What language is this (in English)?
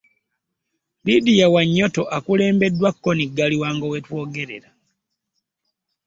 Ganda